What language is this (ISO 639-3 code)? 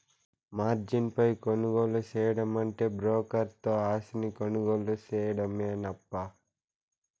tel